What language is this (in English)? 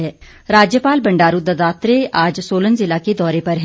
Hindi